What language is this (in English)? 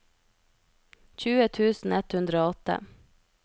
Norwegian